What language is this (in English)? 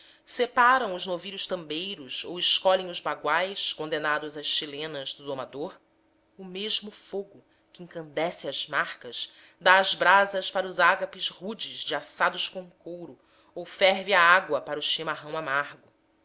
Portuguese